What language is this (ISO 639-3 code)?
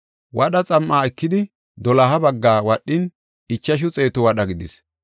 gof